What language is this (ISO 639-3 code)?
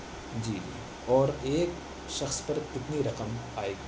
urd